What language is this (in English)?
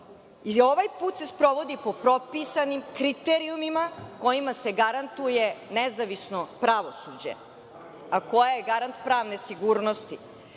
Serbian